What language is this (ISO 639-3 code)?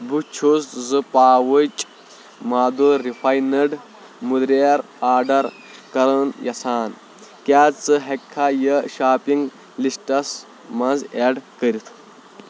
kas